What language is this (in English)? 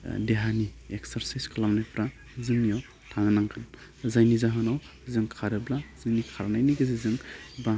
Bodo